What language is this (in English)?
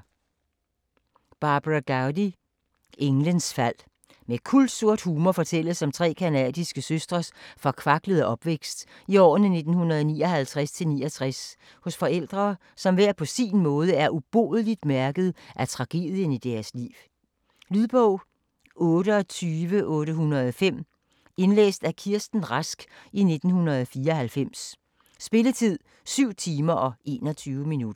Danish